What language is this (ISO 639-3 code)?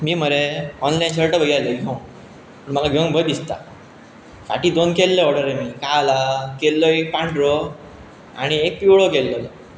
kok